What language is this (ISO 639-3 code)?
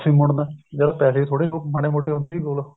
pan